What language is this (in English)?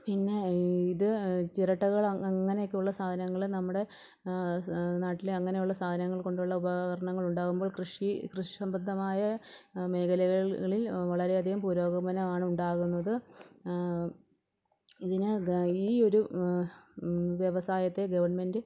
Malayalam